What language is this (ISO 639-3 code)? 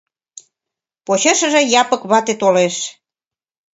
chm